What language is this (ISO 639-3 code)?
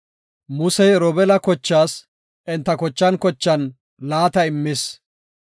gof